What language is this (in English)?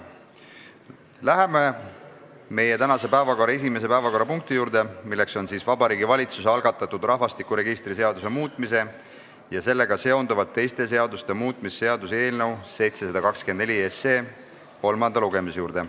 Estonian